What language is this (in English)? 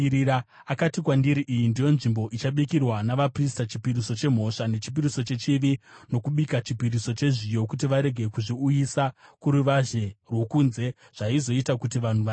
Shona